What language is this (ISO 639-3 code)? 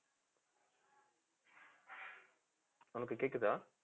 tam